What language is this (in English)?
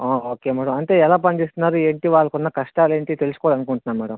Telugu